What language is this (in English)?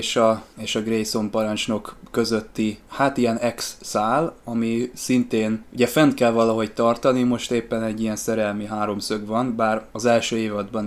Hungarian